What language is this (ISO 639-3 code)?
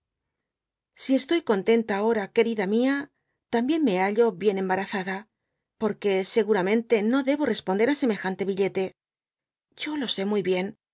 spa